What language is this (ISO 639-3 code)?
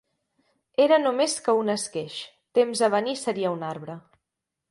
cat